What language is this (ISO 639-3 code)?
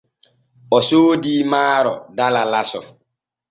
fue